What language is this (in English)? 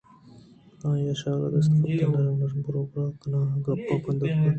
Eastern Balochi